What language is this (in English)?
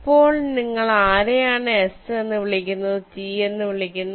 Malayalam